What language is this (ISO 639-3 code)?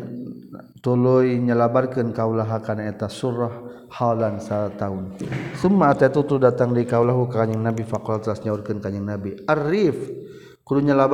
msa